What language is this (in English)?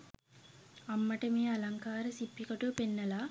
Sinhala